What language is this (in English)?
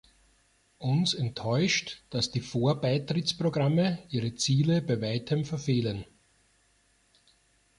German